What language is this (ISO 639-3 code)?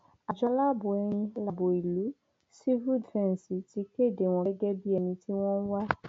yor